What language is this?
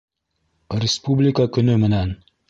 Bashkir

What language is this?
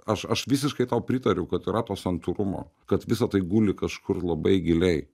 Lithuanian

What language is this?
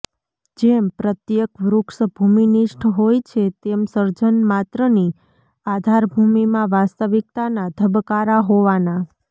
Gujarati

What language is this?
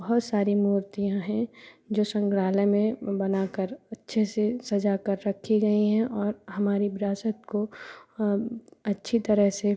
Hindi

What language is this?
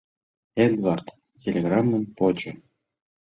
Mari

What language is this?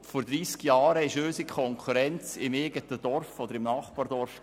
Swiss German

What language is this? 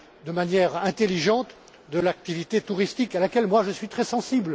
French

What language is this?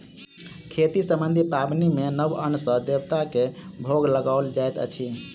Maithili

